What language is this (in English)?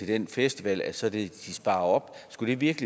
Danish